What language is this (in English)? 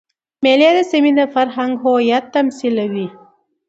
Pashto